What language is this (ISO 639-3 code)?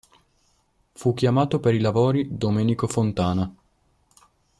ita